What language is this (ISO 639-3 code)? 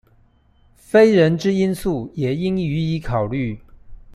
zho